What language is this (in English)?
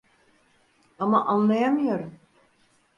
Turkish